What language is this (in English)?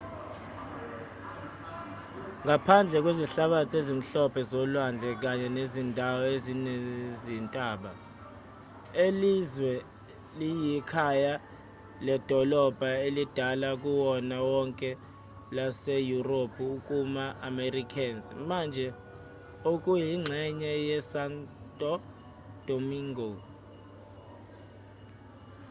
Zulu